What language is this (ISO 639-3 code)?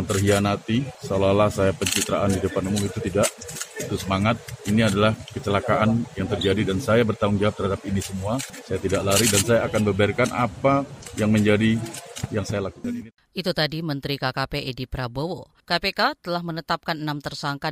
ind